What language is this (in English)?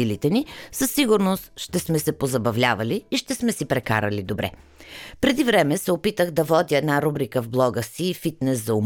Bulgarian